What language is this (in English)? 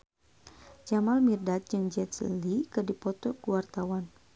Sundanese